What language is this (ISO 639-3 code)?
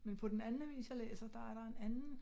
dan